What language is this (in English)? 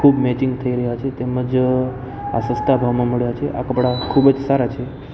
Gujarati